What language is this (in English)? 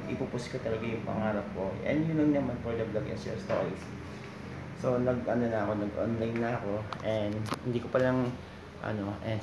Filipino